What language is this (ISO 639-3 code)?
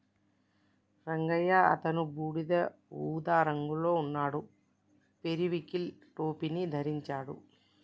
tel